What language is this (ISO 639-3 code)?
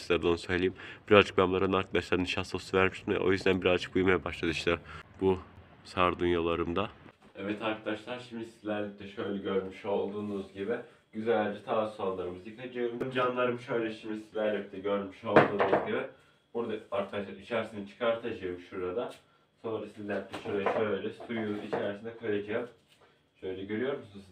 tur